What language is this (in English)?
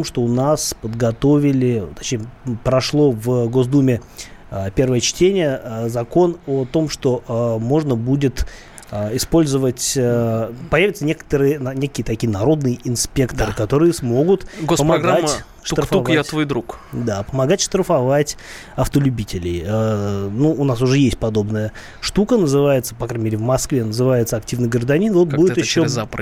Russian